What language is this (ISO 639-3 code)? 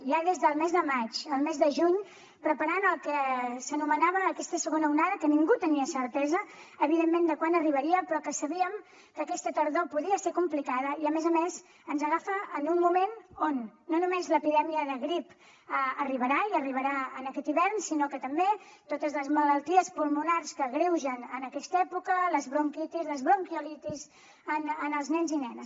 cat